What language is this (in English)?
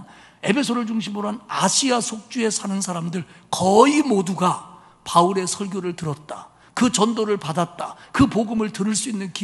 Korean